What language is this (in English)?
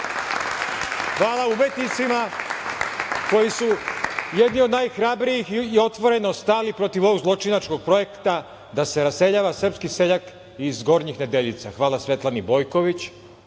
Serbian